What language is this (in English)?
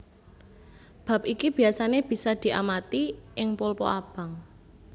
Javanese